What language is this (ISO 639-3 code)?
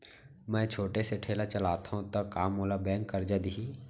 hne